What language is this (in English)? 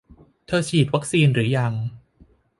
Thai